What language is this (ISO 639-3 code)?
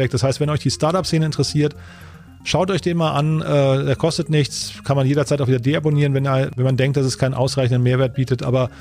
deu